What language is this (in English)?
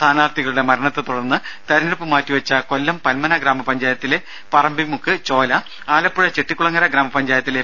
Malayalam